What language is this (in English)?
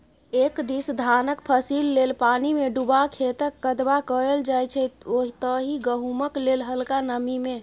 Maithili